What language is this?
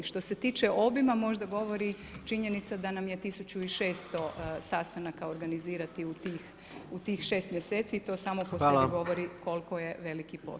Croatian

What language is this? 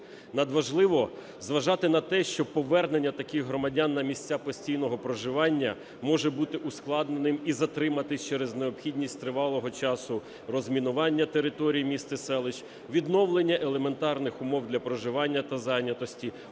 Ukrainian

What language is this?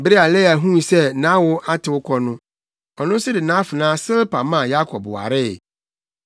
Akan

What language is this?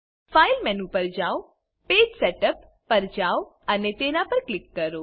Gujarati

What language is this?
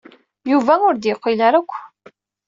Kabyle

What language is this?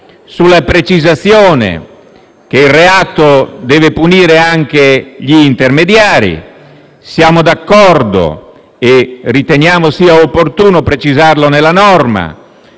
Italian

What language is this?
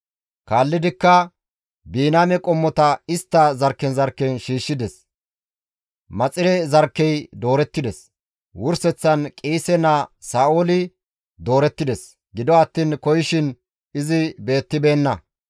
Gamo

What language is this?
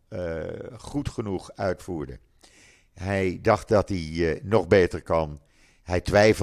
Dutch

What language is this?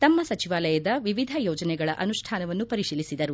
Kannada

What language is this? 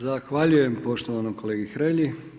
Croatian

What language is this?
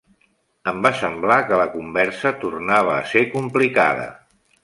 Catalan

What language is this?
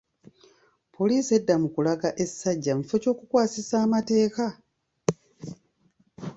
Ganda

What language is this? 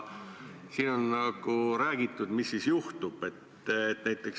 Estonian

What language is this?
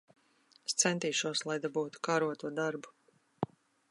Latvian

